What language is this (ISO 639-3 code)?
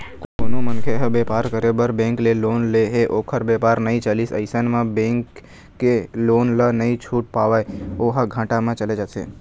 hne